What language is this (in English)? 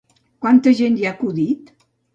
Catalan